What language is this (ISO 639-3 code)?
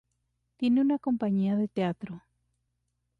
spa